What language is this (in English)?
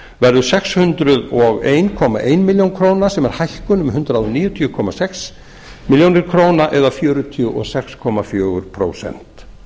Icelandic